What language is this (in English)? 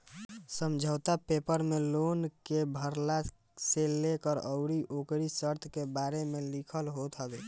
Bhojpuri